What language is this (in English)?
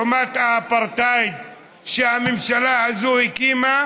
Hebrew